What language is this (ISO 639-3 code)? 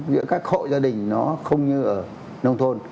vie